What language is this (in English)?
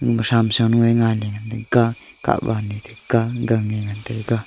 Wancho Naga